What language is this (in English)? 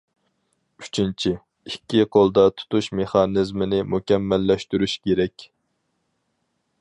Uyghur